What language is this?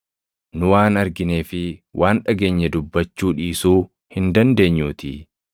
Oromo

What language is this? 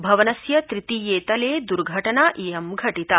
Sanskrit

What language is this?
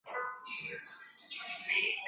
Chinese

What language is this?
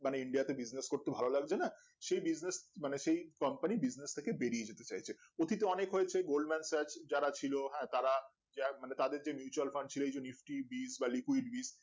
Bangla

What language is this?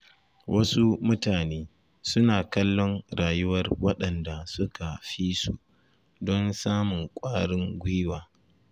Hausa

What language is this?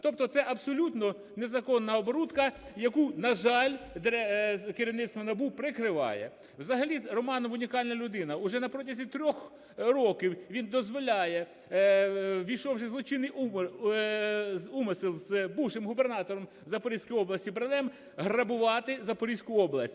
Ukrainian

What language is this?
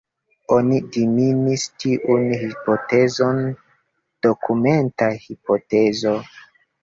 Esperanto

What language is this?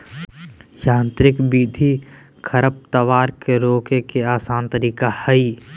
Magahi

